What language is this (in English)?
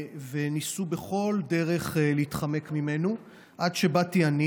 Hebrew